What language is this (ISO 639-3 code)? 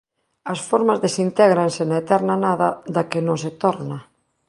glg